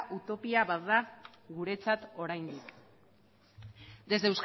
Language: Basque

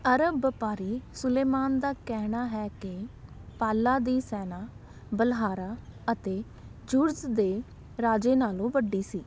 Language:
Punjabi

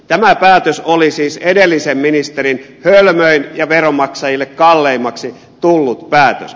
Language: Finnish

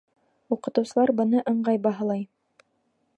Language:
Bashkir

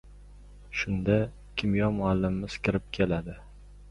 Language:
Uzbek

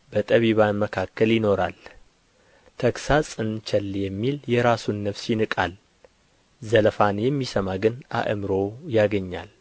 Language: Amharic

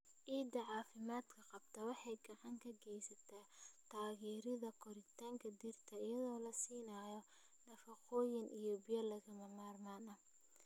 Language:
Somali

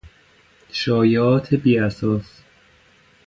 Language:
Persian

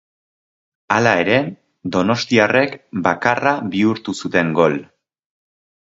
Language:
Basque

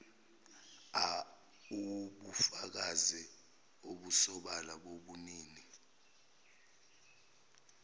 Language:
Zulu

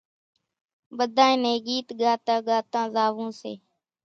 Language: Kachi Koli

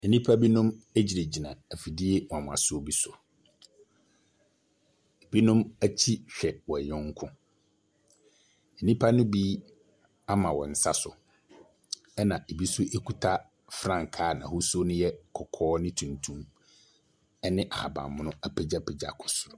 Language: Akan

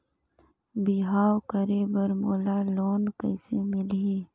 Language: Chhattisgarhi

